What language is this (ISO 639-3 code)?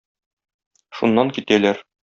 tat